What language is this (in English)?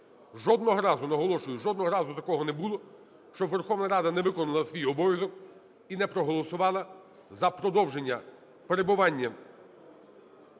Ukrainian